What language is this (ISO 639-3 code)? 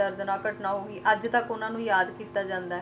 pan